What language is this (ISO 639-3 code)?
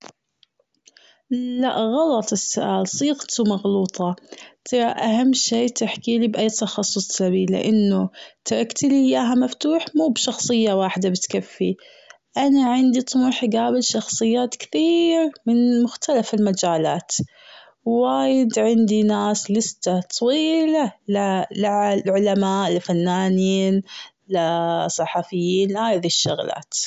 afb